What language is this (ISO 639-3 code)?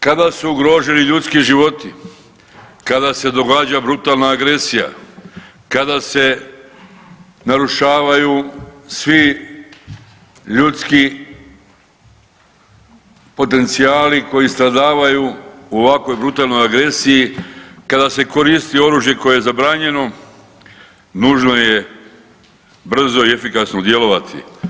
hrv